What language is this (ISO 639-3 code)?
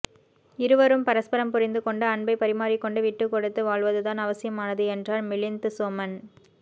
tam